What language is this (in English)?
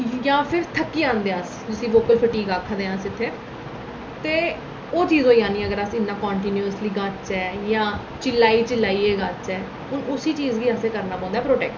Dogri